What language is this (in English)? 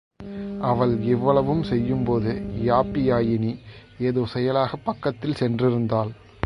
Tamil